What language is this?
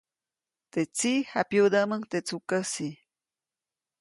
Copainalá Zoque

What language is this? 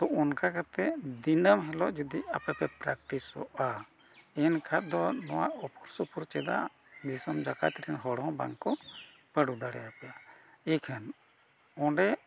Santali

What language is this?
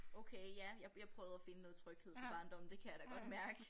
Danish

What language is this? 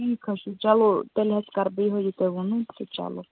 Kashmiri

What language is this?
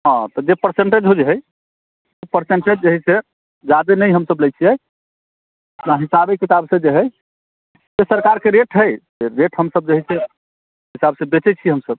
Maithili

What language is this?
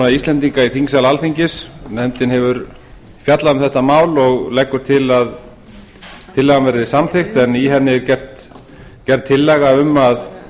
Icelandic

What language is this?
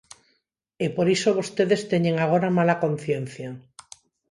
Galician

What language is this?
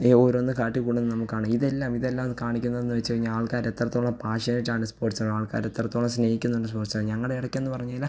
Malayalam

